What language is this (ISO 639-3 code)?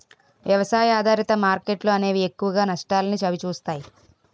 tel